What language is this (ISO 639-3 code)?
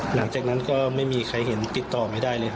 tha